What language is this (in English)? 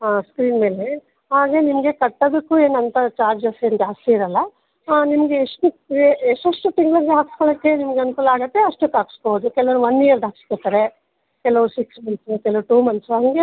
Kannada